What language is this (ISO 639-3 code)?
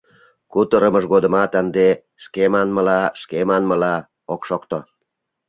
chm